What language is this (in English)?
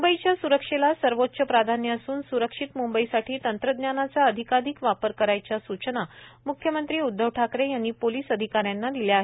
Marathi